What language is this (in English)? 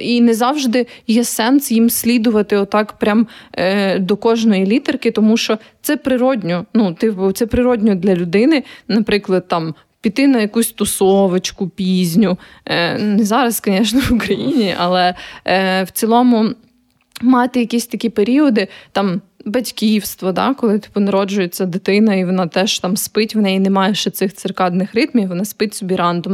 Ukrainian